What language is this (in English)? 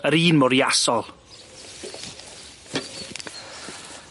Welsh